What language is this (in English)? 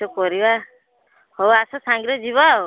Odia